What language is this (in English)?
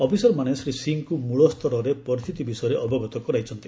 Odia